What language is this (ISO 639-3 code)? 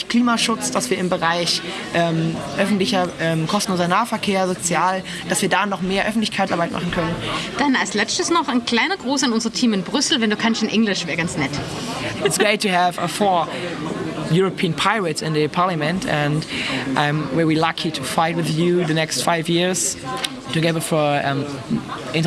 deu